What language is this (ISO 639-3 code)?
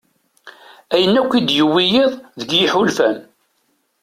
kab